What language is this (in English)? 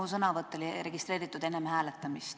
Estonian